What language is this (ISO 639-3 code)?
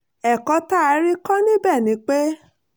yor